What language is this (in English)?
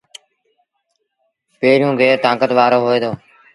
Sindhi Bhil